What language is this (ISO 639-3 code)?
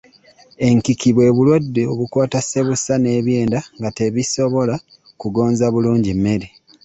lug